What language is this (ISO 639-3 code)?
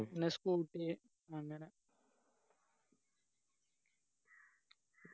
mal